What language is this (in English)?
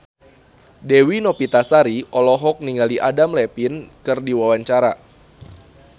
Sundanese